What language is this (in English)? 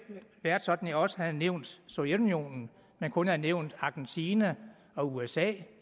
Danish